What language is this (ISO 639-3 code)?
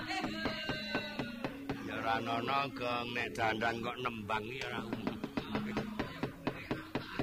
ind